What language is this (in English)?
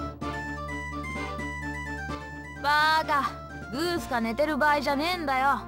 Japanese